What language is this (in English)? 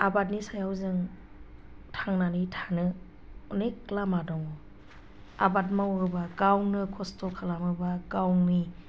Bodo